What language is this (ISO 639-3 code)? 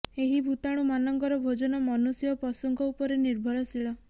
ori